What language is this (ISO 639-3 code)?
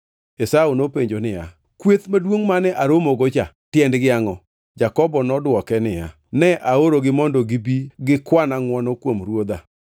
luo